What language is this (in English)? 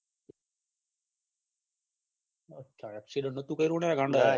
Gujarati